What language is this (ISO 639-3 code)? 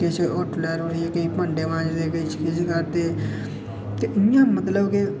doi